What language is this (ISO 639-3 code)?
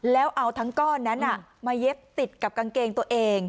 tha